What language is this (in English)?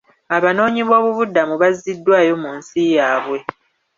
Ganda